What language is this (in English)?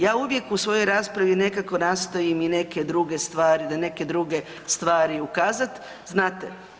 Croatian